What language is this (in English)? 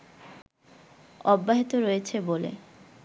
Bangla